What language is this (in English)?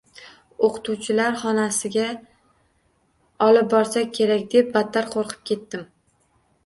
Uzbek